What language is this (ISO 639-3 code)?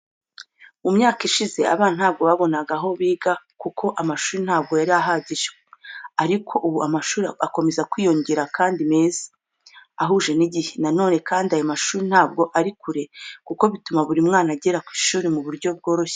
kin